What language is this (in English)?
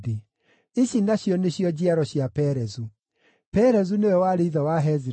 Kikuyu